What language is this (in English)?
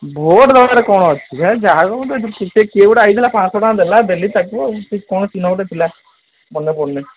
Odia